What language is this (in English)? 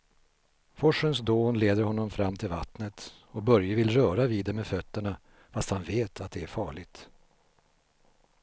Swedish